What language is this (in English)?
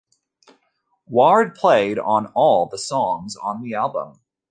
English